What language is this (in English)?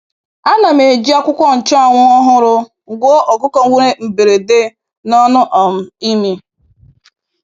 Igbo